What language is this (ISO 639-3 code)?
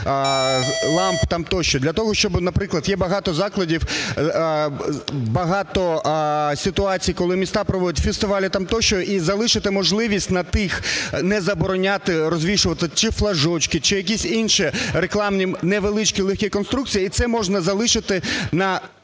ukr